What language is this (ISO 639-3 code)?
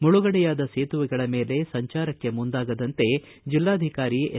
kan